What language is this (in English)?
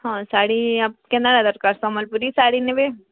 Odia